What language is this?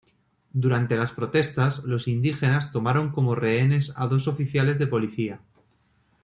Spanish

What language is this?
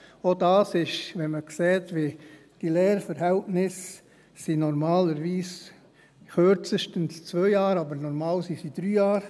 Swiss German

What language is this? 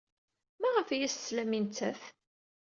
Kabyle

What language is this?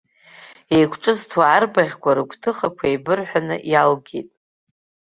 Abkhazian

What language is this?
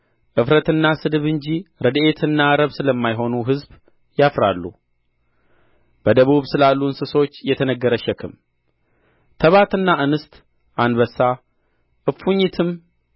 Amharic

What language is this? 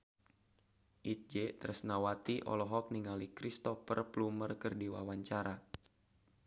Sundanese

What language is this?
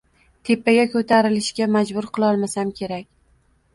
Uzbek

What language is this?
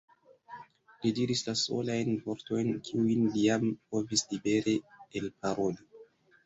Esperanto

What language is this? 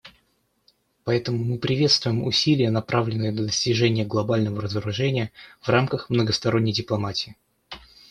Russian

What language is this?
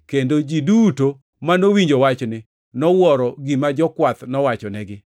Luo (Kenya and Tanzania)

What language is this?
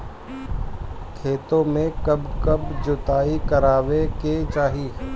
Bhojpuri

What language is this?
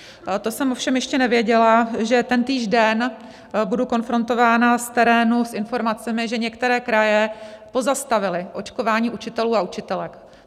Czech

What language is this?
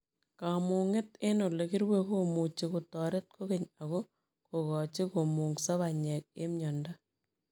Kalenjin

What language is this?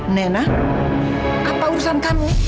Indonesian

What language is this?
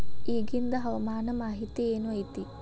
Kannada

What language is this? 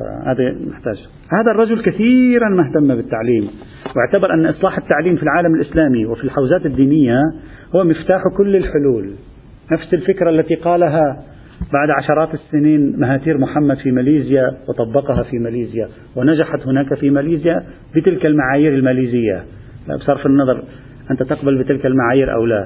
Arabic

